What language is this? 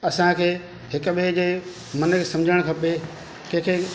Sindhi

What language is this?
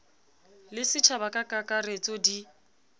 Southern Sotho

